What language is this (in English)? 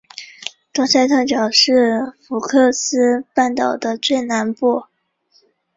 Chinese